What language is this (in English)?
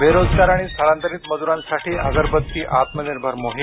Marathi